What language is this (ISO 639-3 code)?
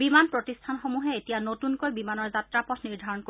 asm